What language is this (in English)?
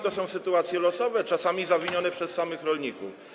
Polish